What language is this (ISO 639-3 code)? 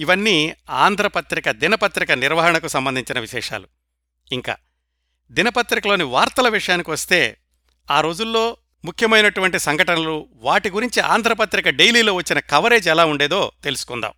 tel